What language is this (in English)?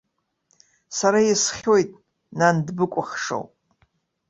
Abkhazian